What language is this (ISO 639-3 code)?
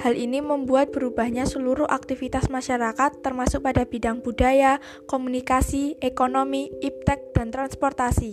ind